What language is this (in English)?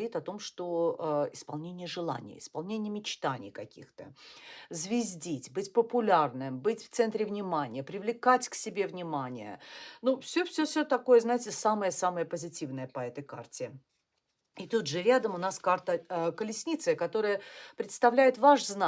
Russian